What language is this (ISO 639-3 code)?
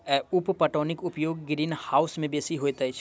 mai